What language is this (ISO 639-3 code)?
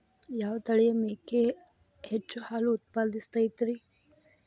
kan